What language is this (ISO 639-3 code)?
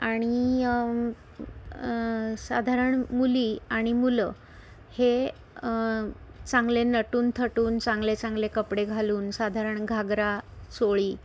mar